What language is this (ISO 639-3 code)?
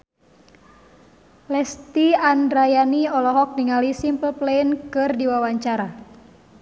sun